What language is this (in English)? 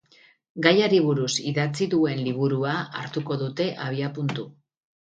Basque